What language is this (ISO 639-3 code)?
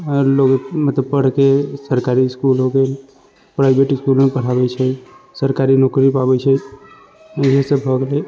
mai